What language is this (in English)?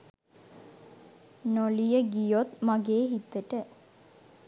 Sinhala